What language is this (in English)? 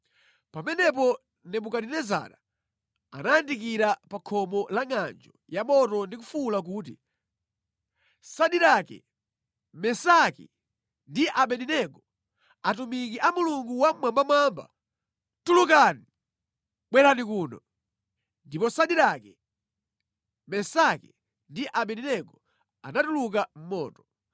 Nyanja